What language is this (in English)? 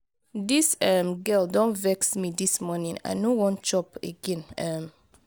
Nigerian Pidgin